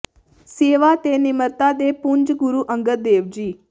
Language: Punjabi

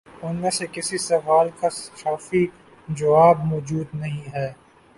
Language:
Urdu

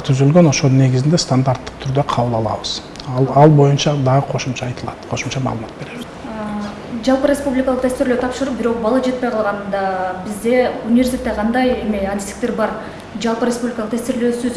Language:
Turkish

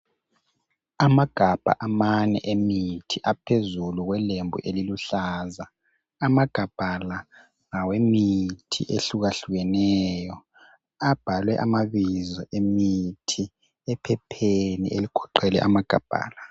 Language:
North Ndebele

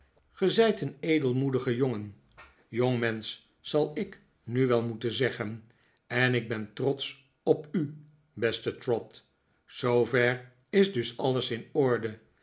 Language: Dutch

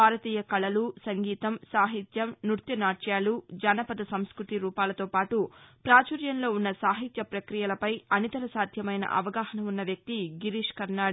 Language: Telugu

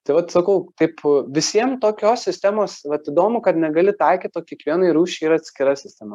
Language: Lithuanian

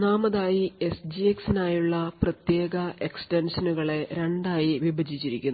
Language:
Malayalam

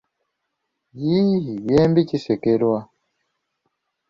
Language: Ganda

